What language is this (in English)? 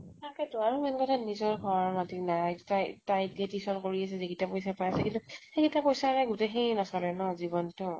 Assamese